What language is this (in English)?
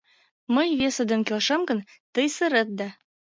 Mari